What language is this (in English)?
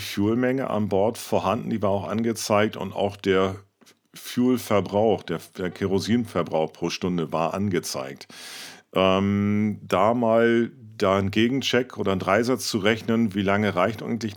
German